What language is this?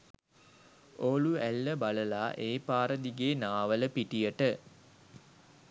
Sinhala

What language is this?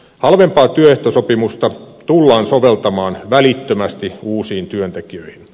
Finnish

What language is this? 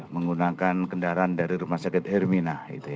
Indonesian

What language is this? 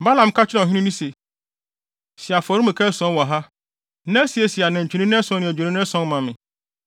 Akan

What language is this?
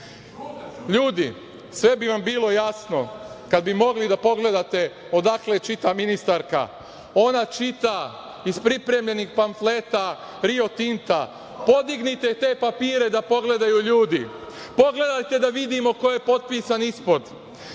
Serbian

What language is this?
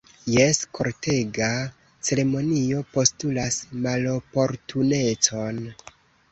Esperanto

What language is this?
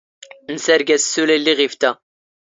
Standard Moroccan Tamazight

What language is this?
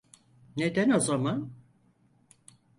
Turkish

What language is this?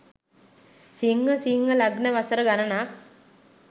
Sinhala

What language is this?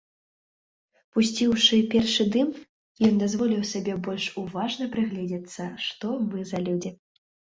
Belarusian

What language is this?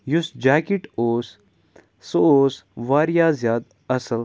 Kashmiri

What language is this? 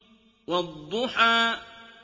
Arabic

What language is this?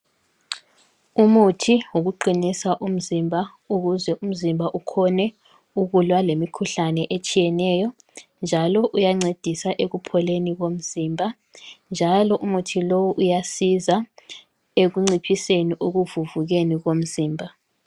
North Ndebele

